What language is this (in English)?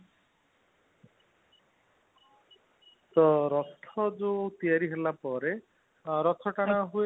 Odia